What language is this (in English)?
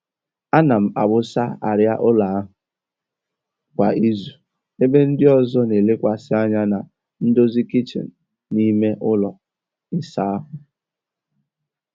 Igbo